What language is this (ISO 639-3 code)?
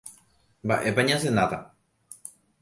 grn